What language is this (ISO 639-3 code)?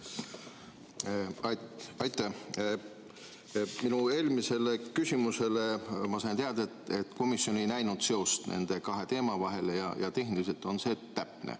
est